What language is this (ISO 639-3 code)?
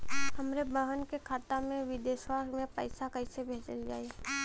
bho